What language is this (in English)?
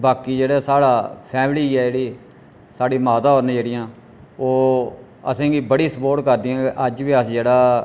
Dogri